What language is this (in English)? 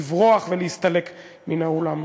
Hebrew